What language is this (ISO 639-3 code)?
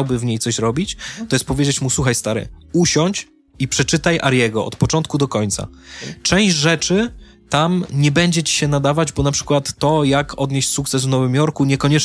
pol